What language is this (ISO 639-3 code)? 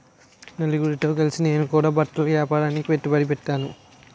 tel